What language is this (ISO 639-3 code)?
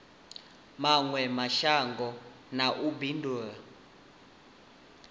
ven